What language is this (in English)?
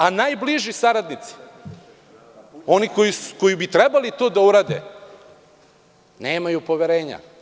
Serbian